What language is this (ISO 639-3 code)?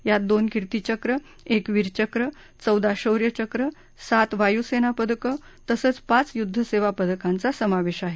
mar